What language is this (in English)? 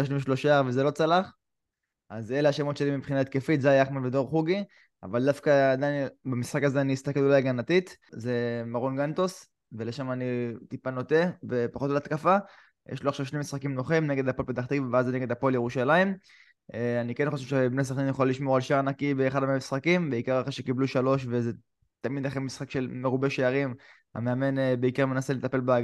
Hebrew